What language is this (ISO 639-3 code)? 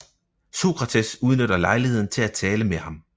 dan